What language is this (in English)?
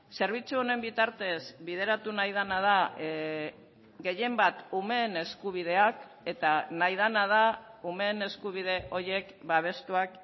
Basque